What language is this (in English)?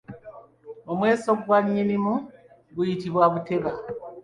Ganda